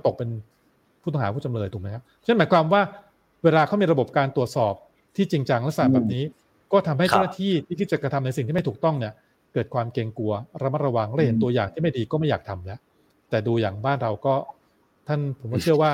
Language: Thai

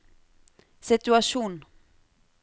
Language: Norwegian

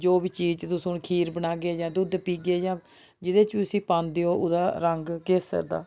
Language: Dogri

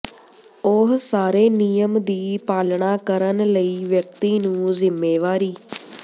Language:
Punjabi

